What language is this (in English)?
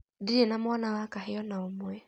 Kikuyu